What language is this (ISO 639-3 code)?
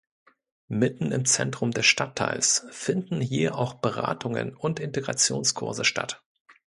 deu